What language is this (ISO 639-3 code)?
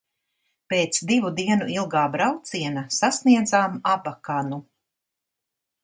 lav